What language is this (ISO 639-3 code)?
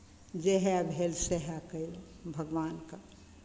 mai